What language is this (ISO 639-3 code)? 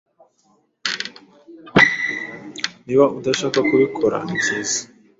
kin